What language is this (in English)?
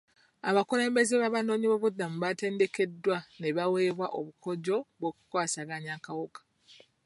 Ganda